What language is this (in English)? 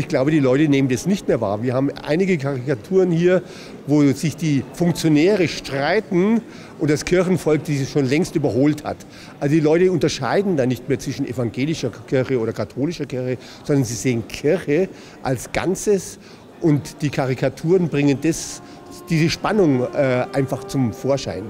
German